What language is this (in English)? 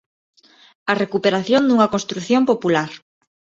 Galician